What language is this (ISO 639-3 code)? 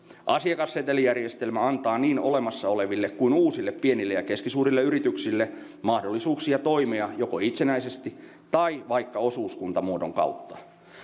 fin